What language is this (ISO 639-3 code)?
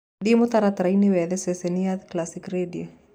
kik